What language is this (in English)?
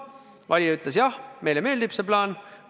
Estonian